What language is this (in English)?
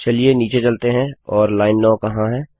Hindi